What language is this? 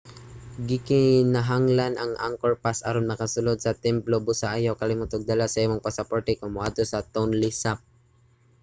Cebuano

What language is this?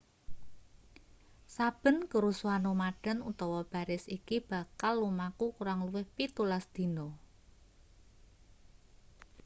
Javanese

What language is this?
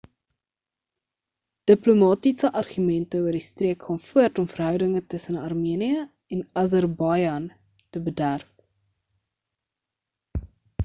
Afrikaans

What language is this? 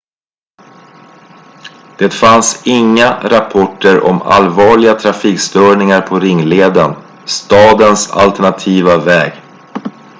Swedish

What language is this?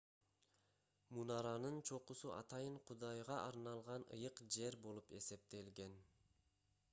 Kyrgyz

